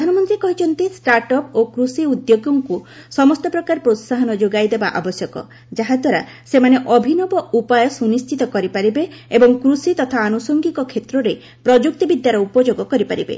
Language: Odia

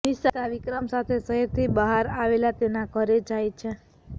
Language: Gujarati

